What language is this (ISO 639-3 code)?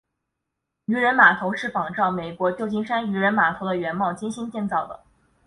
zho